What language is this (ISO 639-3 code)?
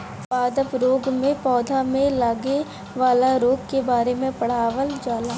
bho